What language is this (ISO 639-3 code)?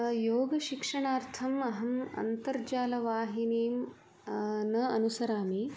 san